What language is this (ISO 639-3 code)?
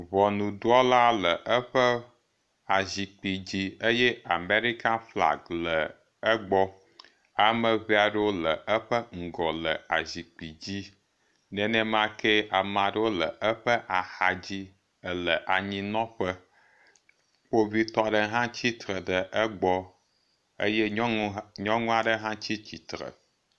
ewe